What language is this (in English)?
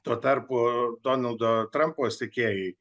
Lithuanian